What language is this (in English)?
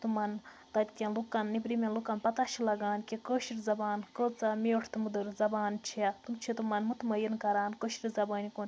Kashmiri